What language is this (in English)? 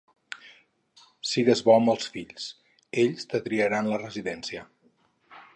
Catalan